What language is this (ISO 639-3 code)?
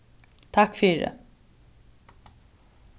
fao